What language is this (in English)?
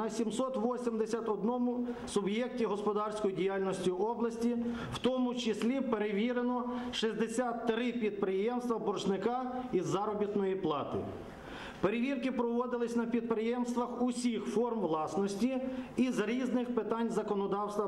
Ukrainian